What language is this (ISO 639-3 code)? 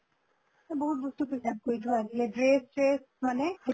asm